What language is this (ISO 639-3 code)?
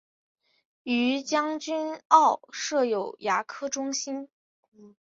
zho